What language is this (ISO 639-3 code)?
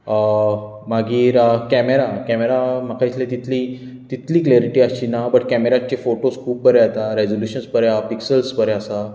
kok